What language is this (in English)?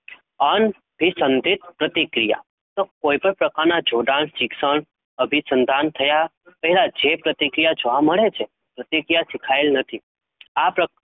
Gujarati